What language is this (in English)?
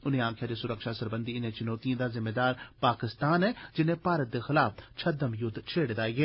Dogri